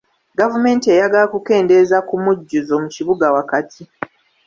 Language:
Ganda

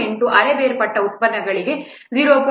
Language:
Kannada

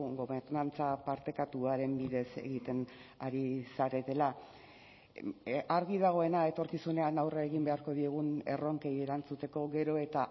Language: Basque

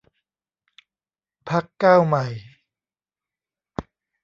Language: Thai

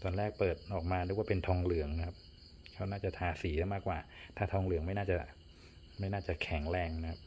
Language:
Thai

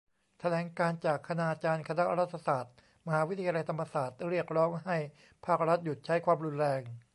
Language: Thai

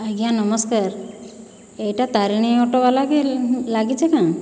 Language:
Odia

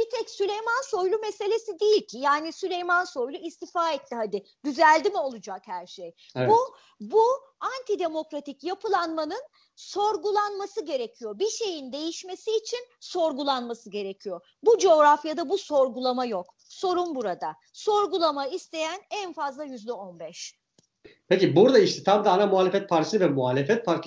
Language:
Turkish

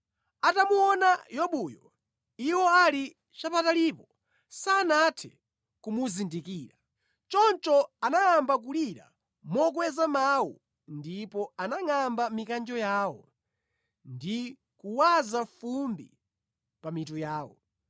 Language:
Nyanja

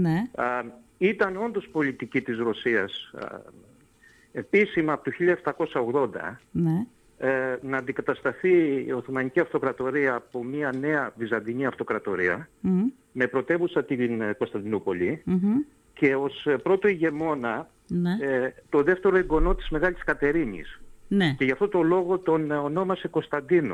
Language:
Greek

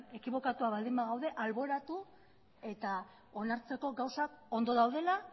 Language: Basque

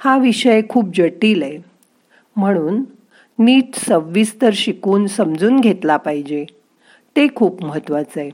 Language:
Marathi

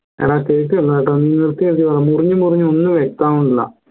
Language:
Malayalam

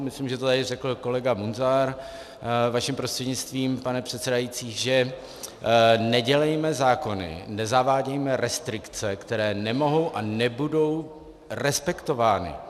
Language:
Czech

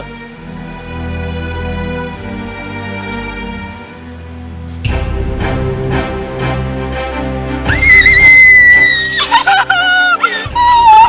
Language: Indonesian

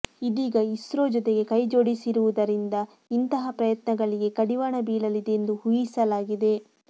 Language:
Kannada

